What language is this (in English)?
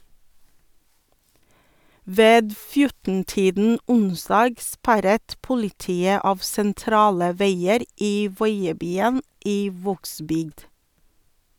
Norwegian